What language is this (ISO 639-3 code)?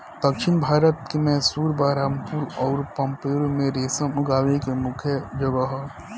bho